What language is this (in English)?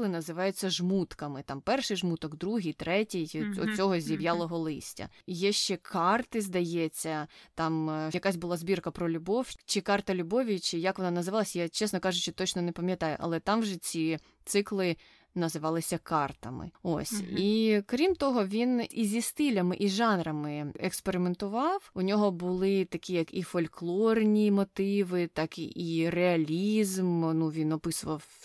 Ukrainian